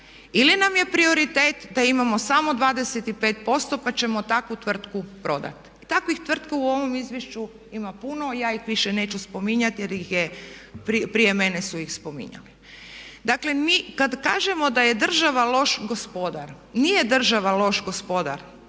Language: Croatian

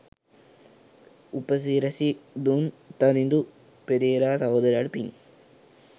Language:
Sinhala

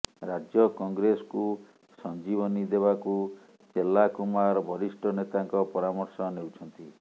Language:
Odia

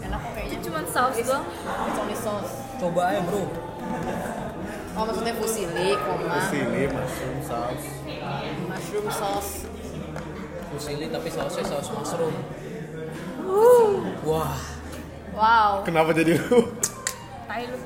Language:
Indonesian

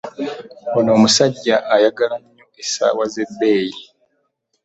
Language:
Ganda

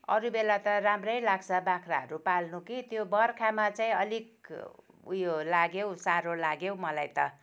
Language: Nepali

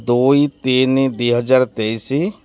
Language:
Odia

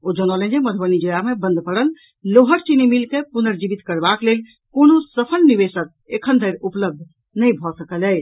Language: Maithili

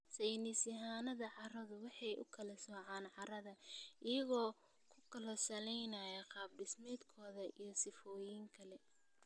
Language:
Somali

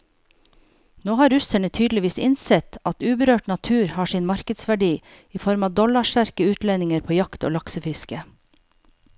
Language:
Norwegian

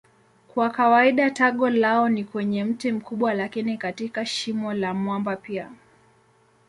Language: Swahili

